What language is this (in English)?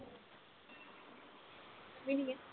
Punjabi